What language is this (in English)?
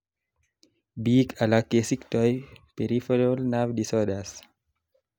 Kalenjin